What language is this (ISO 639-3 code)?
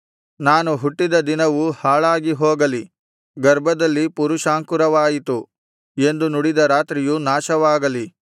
kan